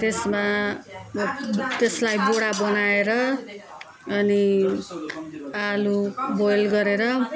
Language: Nepali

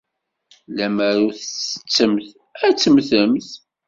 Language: Kabyle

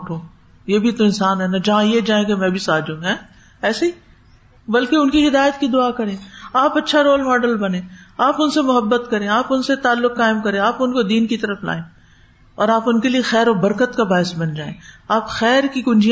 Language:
Urdu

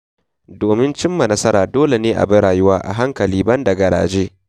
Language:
Hausa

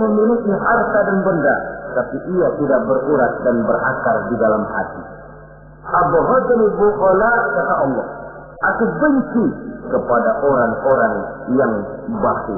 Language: Indonesian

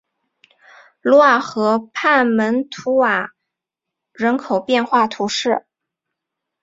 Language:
Chinese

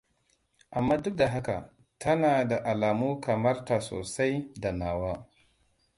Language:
Hausa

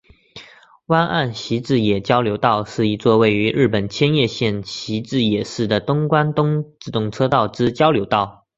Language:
Chinese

